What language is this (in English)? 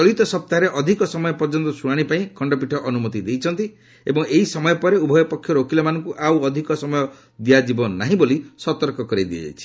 Odia